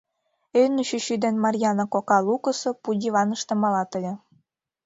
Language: Mari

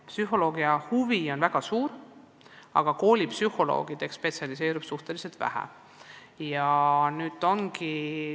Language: Estonian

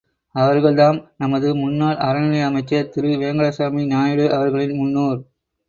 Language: Tamil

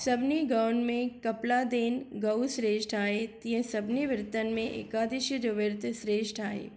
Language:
Sindhi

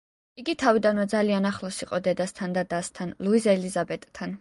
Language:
Georgian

